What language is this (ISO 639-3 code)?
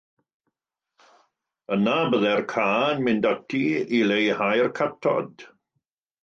cym